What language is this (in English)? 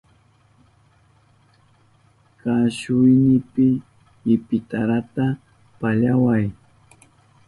Southern Pastaza Quechua